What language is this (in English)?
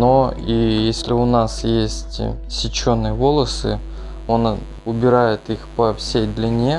Russian